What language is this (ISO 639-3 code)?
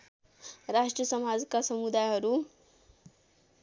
nep